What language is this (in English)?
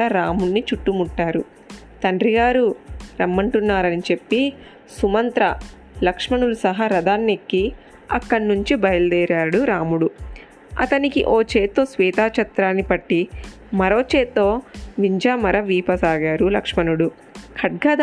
Telugu